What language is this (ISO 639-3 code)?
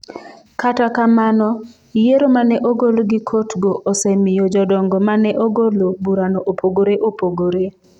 luo